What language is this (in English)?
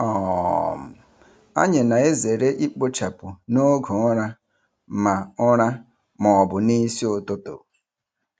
Igbo